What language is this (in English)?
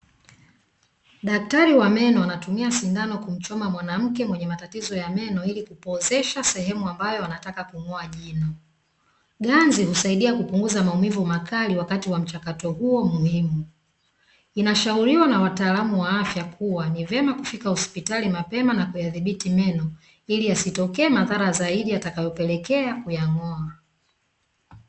Swahili